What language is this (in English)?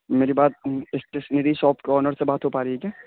Urdu